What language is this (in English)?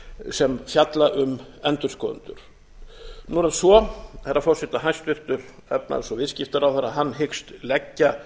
Icelandic